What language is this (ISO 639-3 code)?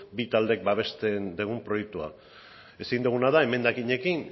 eus